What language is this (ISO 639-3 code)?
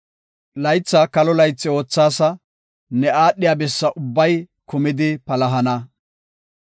gof